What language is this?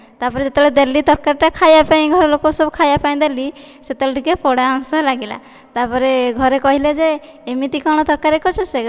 Odia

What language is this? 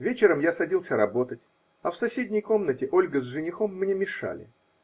Russian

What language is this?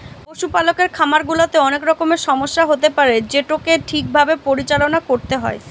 Bangla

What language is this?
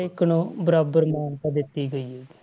Punjabi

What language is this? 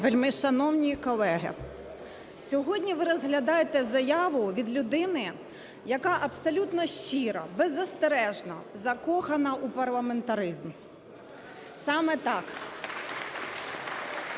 Ukrainian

